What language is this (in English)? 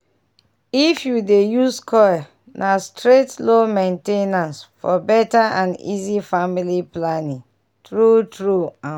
Nigerian Pidgin